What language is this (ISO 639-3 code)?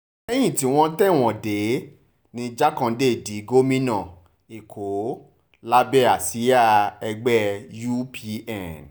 yor